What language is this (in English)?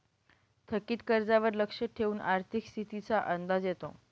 Marathi